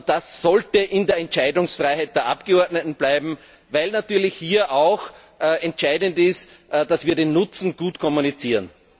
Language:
German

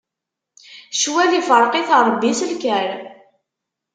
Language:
Kabyle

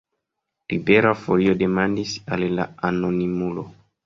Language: Esperanto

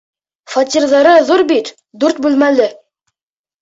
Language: Bashkir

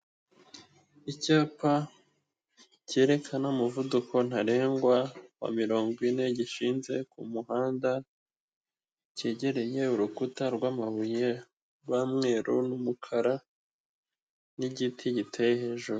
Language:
Kinyarwanda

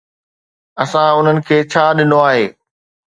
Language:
Sindhi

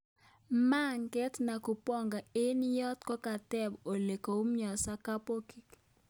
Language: Kalenjin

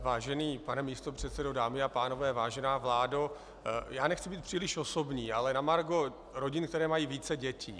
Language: Czech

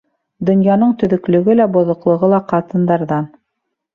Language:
Bashkir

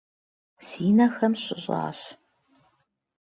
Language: Kabardian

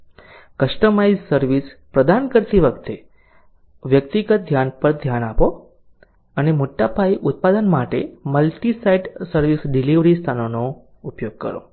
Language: Gujarati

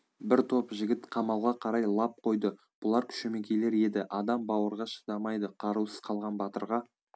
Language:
Kazakh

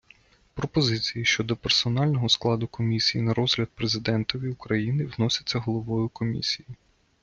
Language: Ukrainian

